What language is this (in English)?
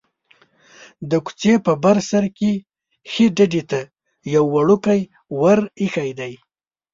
Pashto